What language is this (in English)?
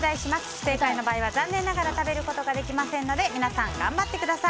Japanese